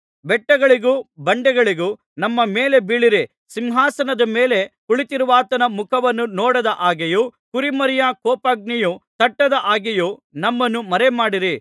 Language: Kannada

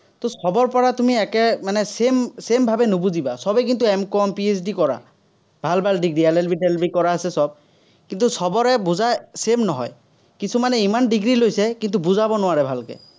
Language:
Assamese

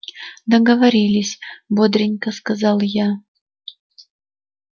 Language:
Russian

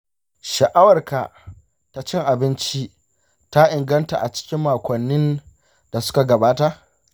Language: Hausa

